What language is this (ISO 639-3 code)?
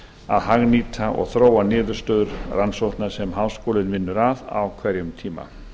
isl